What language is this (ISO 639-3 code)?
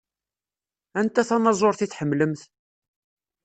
kab